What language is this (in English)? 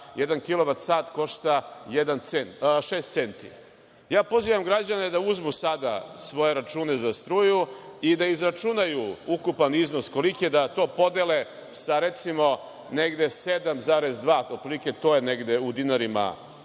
Serbian